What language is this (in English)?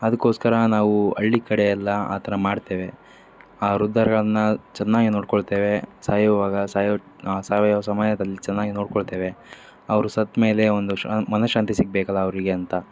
Kannada